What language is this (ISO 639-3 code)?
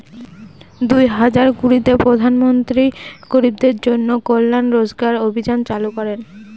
ben